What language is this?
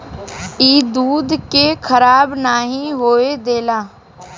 Bhojpuri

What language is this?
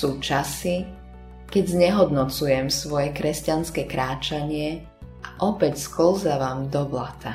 Slovak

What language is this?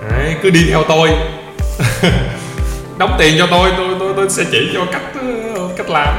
Vietnamese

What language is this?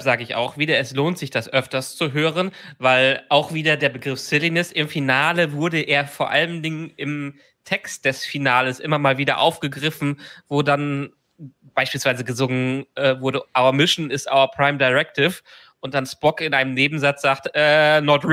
German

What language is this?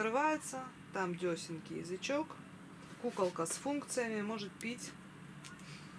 Russian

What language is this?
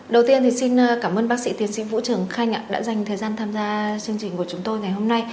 Vietnamese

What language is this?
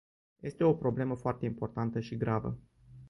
Romanian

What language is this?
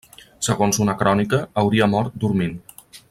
Catalan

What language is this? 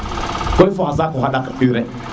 Serer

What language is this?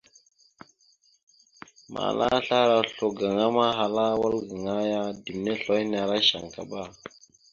Mada (Cameroon)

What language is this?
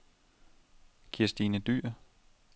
Danish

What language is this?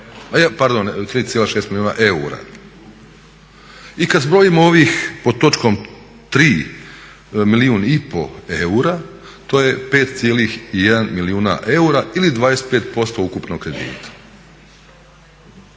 Croatian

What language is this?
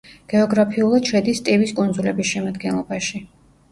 Georgian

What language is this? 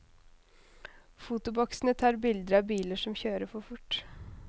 Norwegian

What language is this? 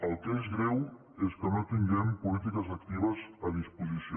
Catalan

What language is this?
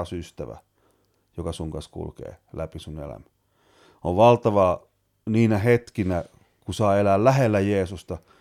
Finnish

